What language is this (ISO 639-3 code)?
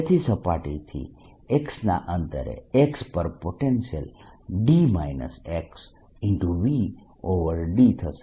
guj